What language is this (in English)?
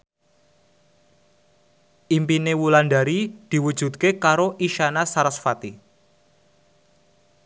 Javanese